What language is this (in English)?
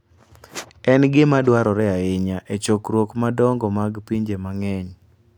Luo (Kenya and Tanzania)